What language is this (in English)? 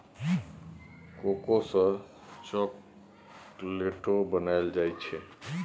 Maithili